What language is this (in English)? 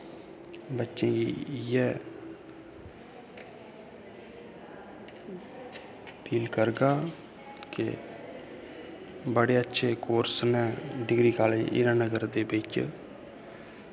Dogri